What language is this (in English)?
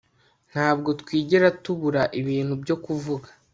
Kinyarwanda